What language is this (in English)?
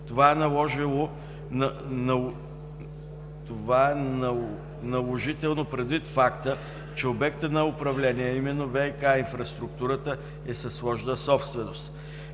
Bulgarian